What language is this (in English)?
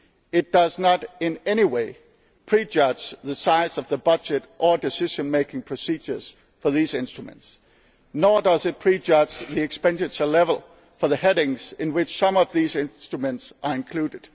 English